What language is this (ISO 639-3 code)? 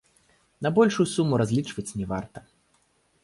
bel